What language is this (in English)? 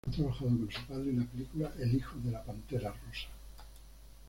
Spanish